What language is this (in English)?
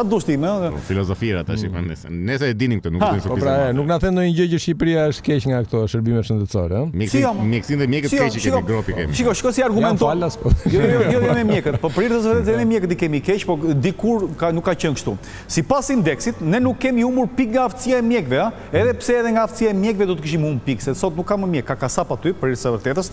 Romanian